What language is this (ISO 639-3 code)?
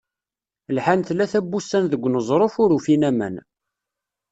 kab